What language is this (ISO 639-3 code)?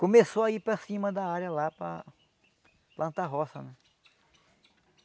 por